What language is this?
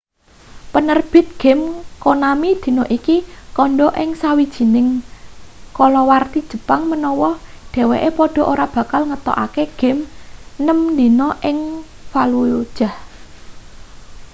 Javanese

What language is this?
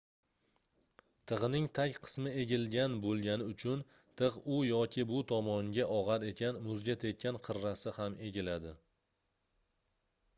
Uzbek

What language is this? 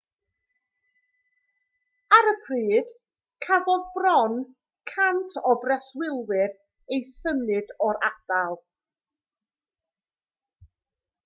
Welsh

